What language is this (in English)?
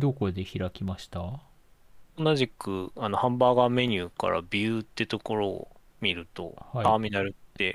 Japanese